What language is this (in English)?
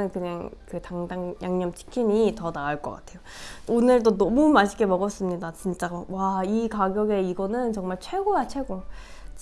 Korean